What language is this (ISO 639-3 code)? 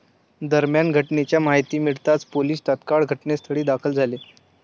mar